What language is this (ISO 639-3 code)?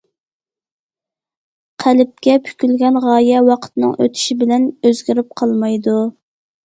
uig